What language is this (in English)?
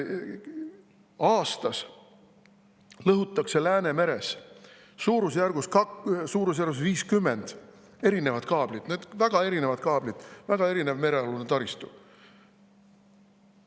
Estonian